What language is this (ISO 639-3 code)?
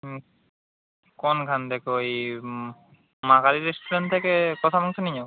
ben